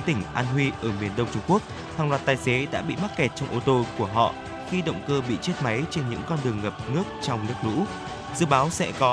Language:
Vietnamese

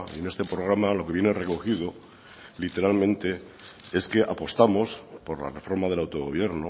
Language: Spanish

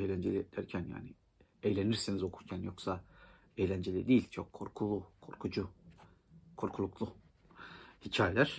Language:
Turkish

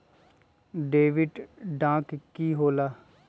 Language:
Magahi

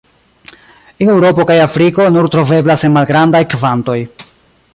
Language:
Esperanto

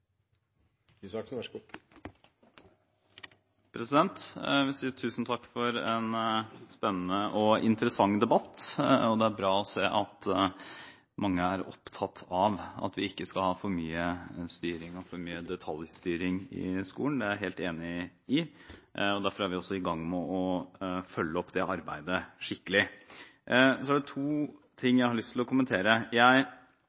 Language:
Norwegian Bokmål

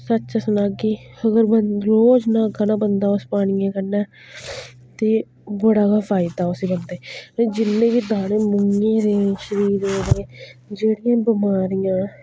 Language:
Dogri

